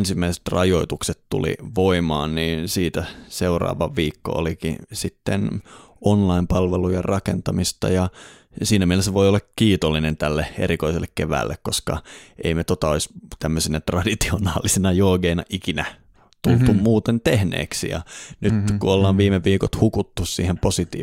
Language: Finnish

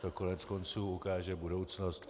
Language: Czech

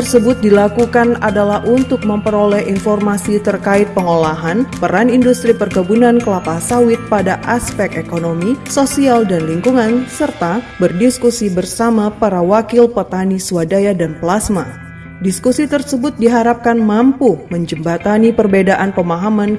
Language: Indonesian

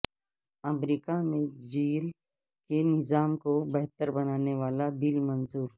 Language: Urdu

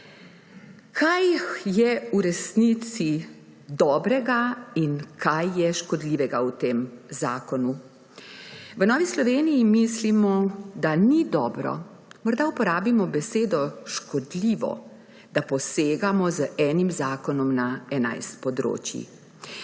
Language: Slovenian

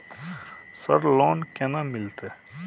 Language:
Maithili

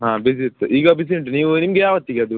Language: Kannada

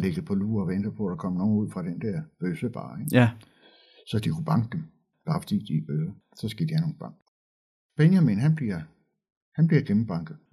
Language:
Danish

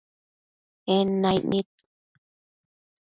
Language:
Matsés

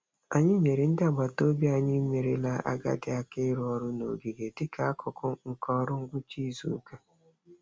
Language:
Igbo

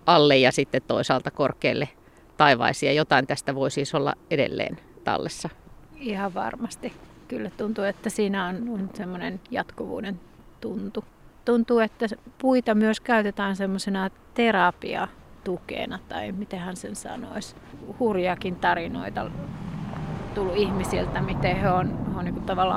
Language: Finnish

